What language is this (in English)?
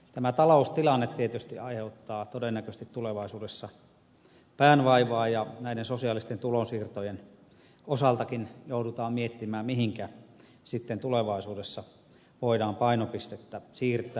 Finnish